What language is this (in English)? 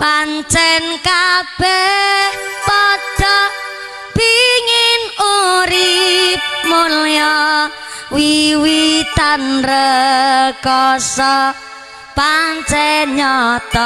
Indonesian